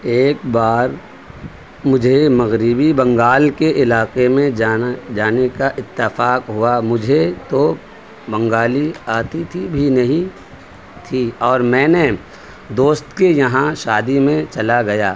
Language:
Urdu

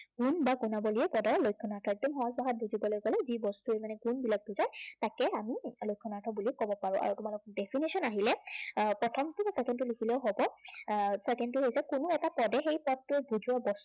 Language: Assamese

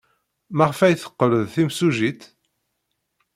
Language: Kabyle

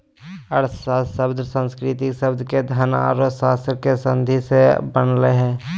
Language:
Magahi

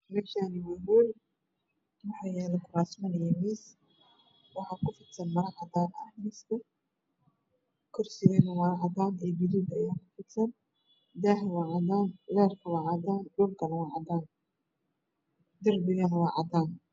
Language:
Somali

